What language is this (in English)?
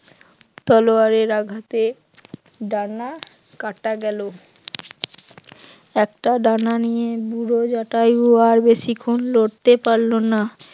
Bangla